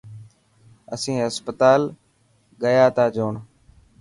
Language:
Dhatki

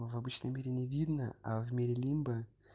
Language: Russian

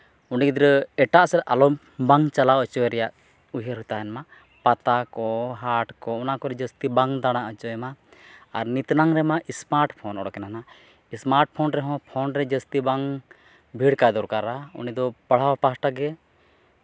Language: Santali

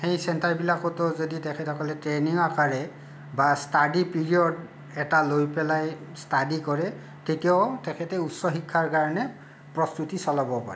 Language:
Assamese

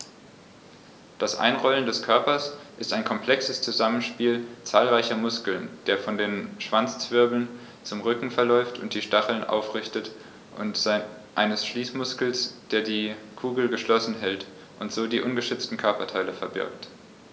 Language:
German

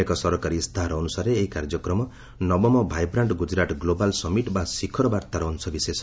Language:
Odia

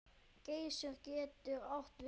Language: Icelandic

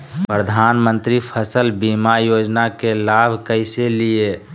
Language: Magahi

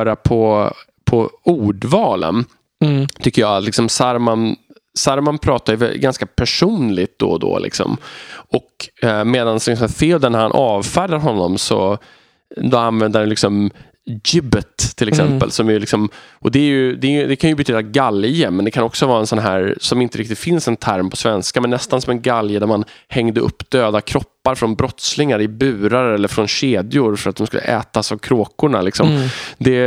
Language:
Swedish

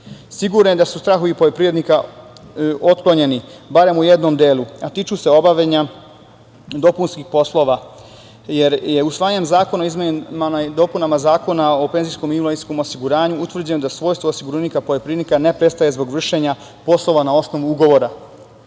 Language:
Serbian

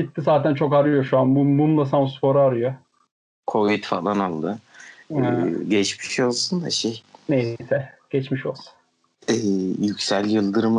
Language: Turkish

